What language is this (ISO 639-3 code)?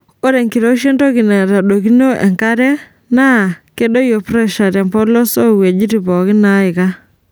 mas